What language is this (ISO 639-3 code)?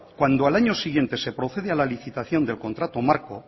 spa